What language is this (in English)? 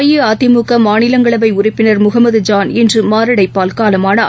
Tamil